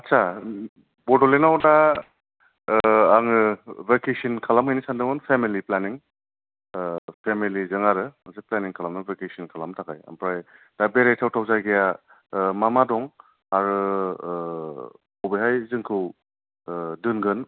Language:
Bodo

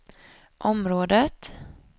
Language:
Swedish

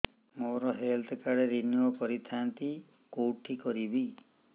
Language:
Odia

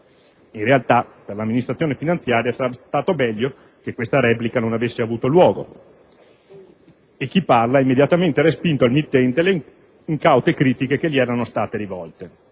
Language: Italian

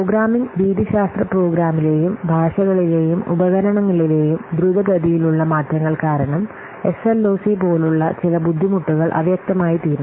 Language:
Malayalam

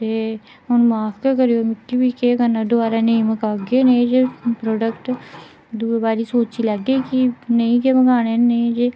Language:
Dogri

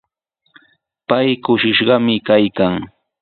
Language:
Sihuas Ancash Quechua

